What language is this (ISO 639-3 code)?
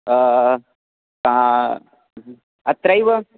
san